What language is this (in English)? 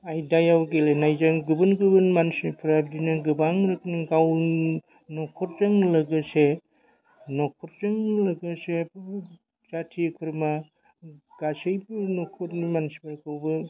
Bodo